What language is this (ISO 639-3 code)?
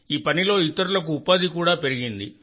tel